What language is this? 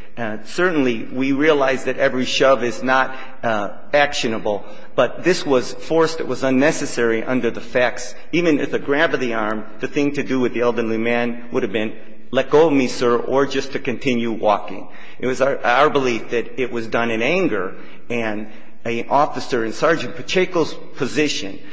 English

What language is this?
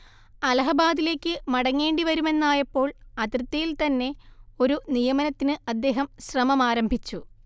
Malayalam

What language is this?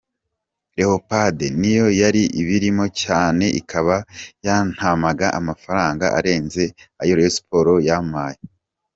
Kinyarwanda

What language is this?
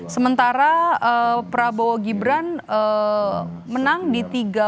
Indonesian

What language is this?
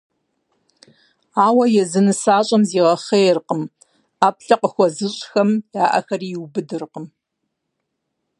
Kabardian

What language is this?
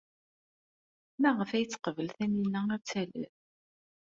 Kabyle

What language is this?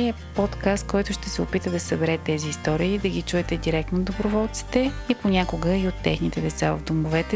Bulgarian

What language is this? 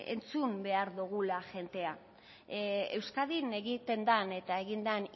Basque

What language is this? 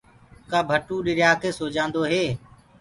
Gurgula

